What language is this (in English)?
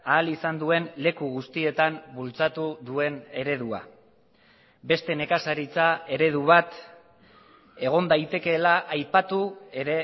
Basque